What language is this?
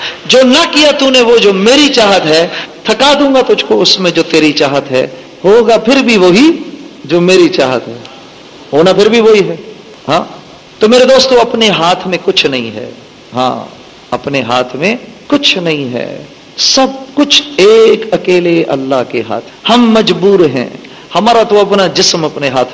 Urdu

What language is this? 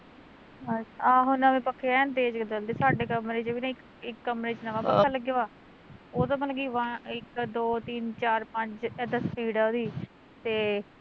Punjabi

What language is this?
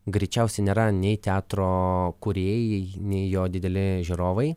Lithuanian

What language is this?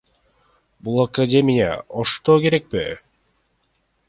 Kyrgyz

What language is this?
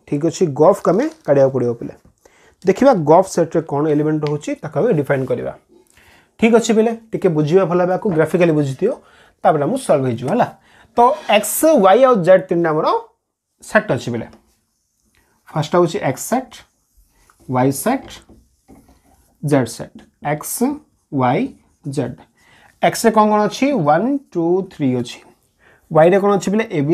Hindi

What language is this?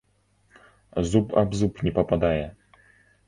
Belarusian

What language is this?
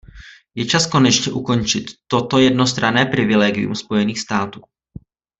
Czech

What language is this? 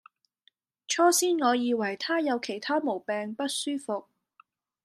Cantonese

